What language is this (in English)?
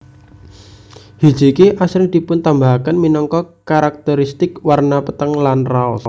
Javanese